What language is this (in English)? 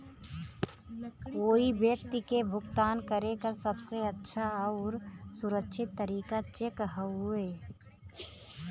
Bhojpuri